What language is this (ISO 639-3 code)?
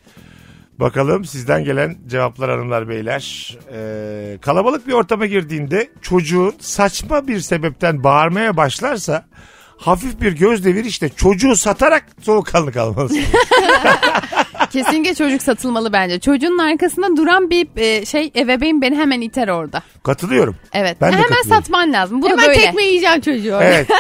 tur